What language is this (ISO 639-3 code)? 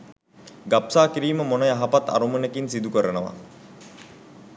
sin